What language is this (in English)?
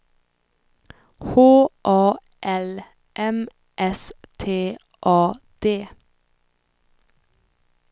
Swedish